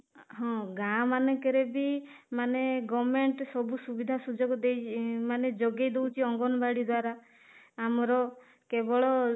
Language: Odia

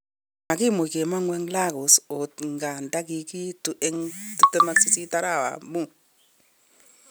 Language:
Kalenjin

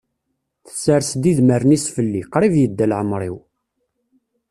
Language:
Kabyle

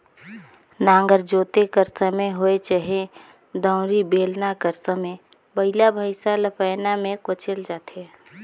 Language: Chhattisgarhi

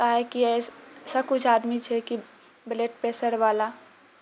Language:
Maithili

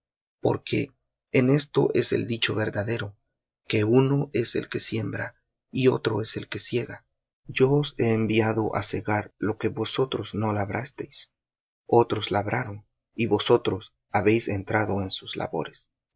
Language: Spanish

